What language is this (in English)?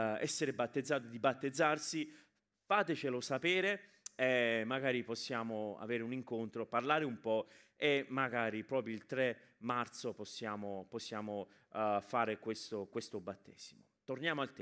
Italian